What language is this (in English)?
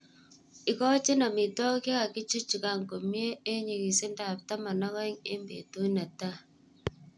Kalenjin